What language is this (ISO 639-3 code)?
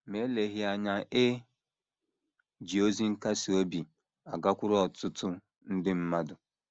ibo